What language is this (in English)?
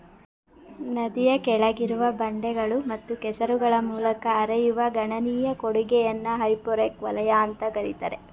Kannada